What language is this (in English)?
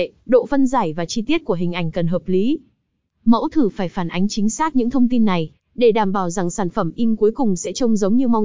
Vietnamese